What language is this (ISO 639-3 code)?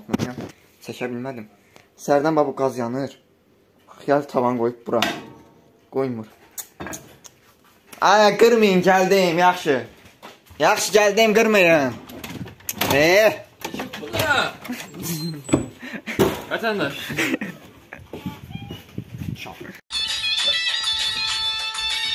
tur